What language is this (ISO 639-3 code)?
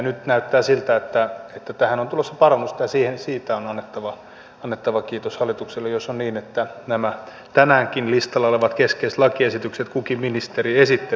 fin